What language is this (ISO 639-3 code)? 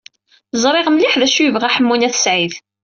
kab